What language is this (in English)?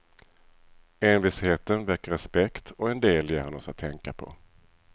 Swedish